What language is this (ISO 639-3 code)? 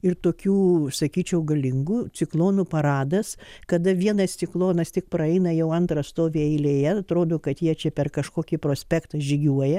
lit